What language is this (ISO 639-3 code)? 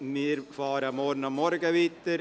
gsw